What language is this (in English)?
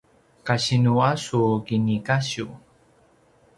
Paiwan